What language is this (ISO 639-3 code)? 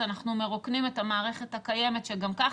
heb